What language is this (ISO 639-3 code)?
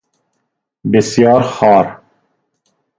fas